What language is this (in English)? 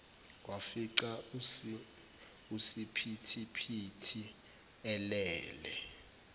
Zulu